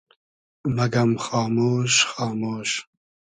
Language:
Hazaragi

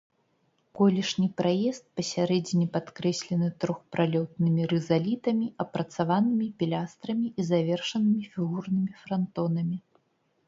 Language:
Belarusian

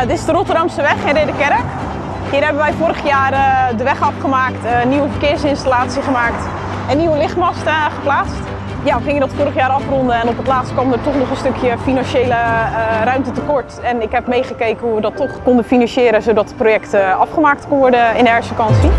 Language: Dutch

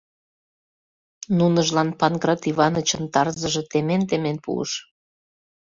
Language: Mari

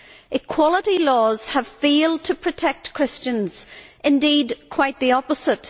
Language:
English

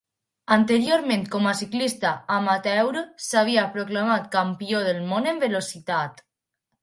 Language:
Catalan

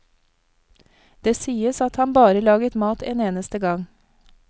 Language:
Norwegian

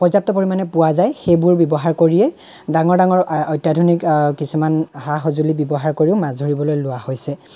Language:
Assamese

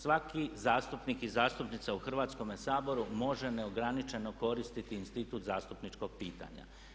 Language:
Croatian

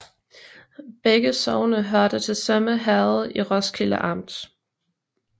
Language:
Danish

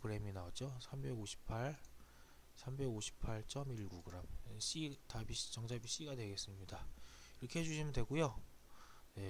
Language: Korean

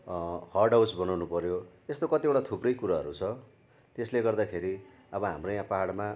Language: Nepali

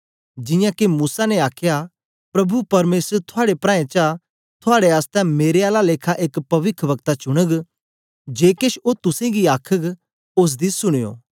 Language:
Dogri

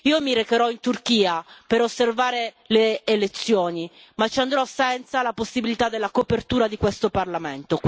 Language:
Italian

